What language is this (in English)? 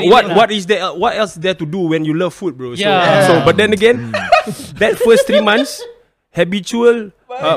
Malay